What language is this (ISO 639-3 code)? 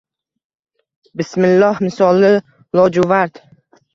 uzb